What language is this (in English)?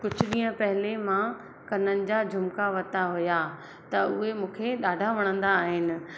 Sindhi